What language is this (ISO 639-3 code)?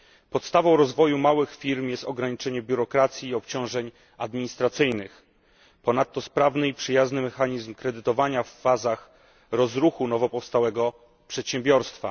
pol